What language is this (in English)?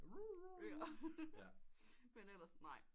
Danish